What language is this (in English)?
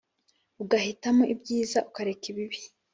Kinyarwanda